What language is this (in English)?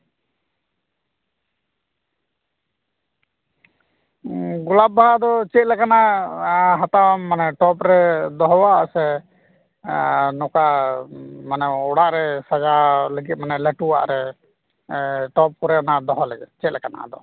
Santali